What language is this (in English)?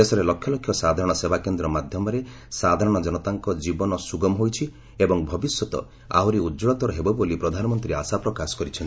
Odia